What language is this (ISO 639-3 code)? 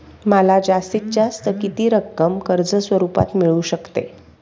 mar